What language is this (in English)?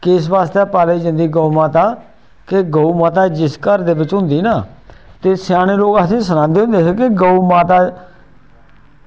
Dogri